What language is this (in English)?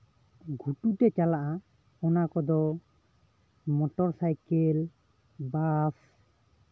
Santali